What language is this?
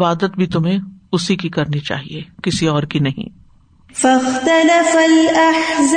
Urdu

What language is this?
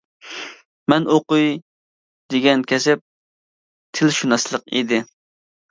Uyghur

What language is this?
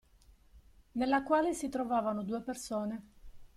Italian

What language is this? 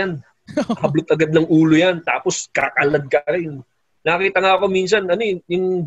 Filipino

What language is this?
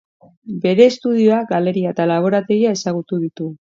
Basque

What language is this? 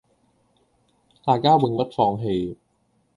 Cantonese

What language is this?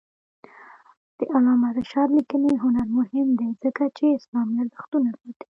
Pashto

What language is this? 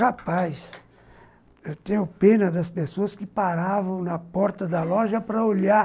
Portuguese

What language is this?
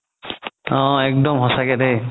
Assamese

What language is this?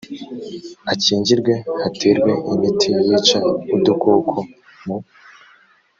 Kinyarwanda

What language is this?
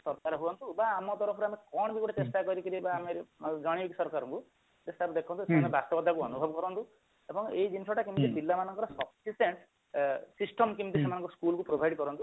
Odia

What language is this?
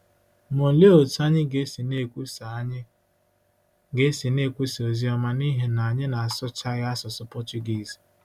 Igbo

